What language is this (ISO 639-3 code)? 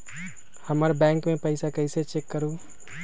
mag